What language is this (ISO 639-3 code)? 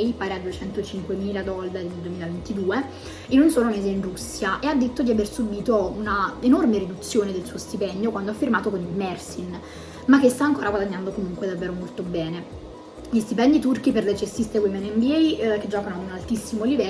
ita